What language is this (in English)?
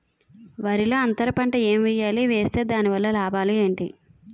Telugu